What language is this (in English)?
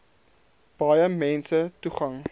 Afrikaans